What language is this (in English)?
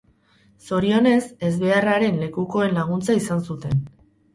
Basque